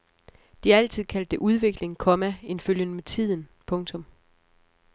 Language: Danish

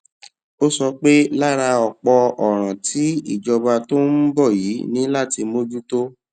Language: Yoruba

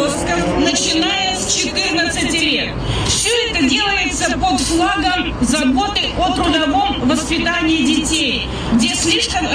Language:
Russian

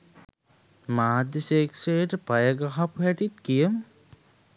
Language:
Sinhala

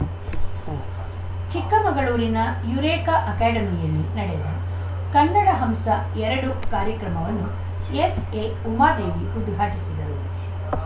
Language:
Kannada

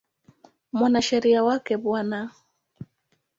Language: Swahili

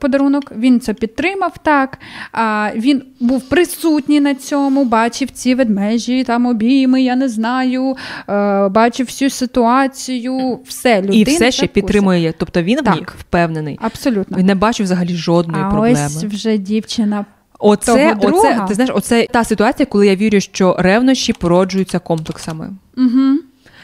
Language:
Ukrainian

